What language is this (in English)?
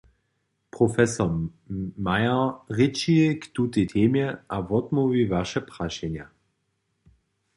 Upper Sorbian